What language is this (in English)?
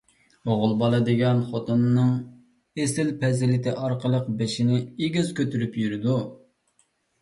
Uyghur